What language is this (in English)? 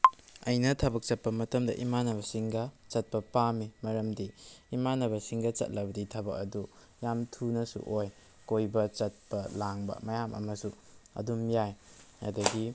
Manipuri